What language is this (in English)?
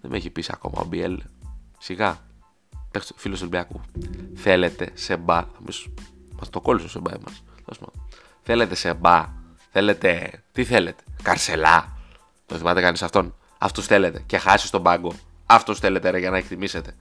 Greek